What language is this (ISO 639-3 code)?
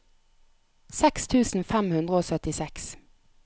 nor